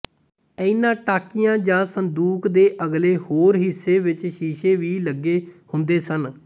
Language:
Punjabi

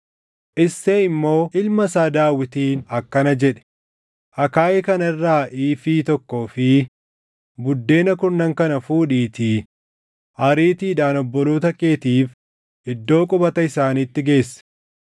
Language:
Oromo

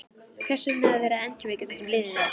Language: Icelandic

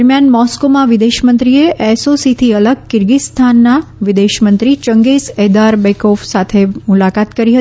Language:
Gujarati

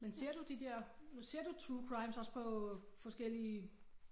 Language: Danish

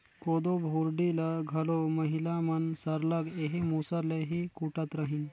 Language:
Chhattisgarhi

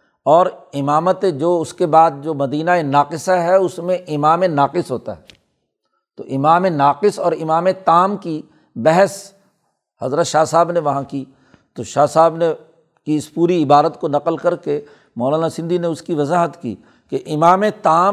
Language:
Urdu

